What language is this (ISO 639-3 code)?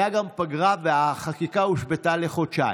heb